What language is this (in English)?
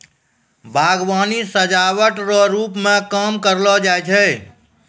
Maithili